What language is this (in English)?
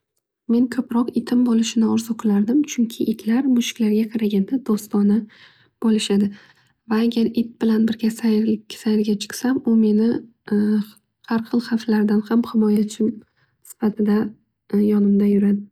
Uzbek